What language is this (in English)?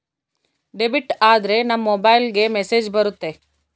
Kannada